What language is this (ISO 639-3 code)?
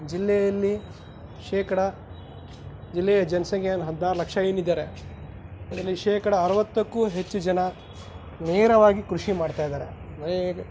kan